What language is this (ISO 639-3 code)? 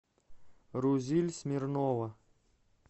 rus